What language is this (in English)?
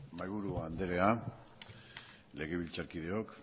Basque